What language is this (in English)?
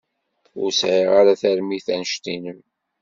Kabyle